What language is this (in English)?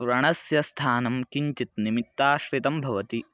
Sanskrit